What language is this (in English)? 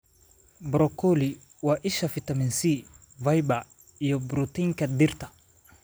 Somali